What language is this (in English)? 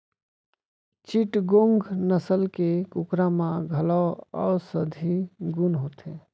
Chhattisgarhi